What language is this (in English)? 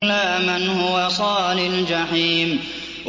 Arabic